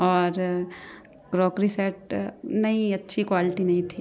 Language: Hindi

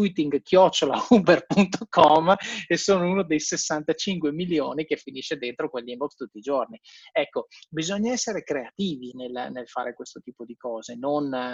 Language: Italian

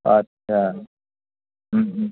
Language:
Bodo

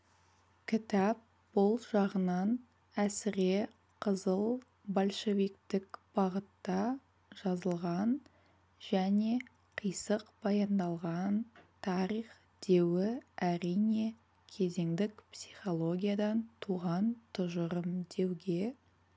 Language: Kazakh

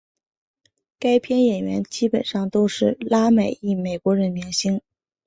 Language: Chinese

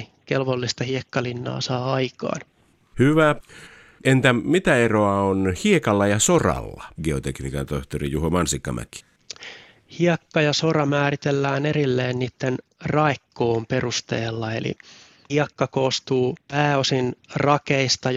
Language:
Finnish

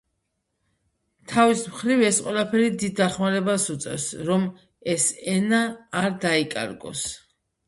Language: Georgian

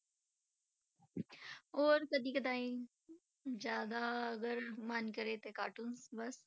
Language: Punjabi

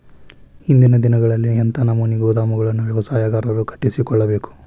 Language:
Kannada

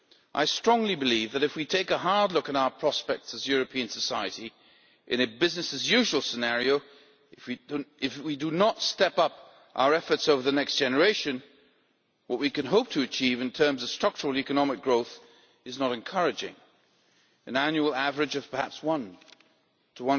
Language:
English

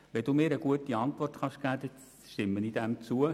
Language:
Swiss German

